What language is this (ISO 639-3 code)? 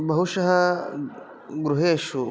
san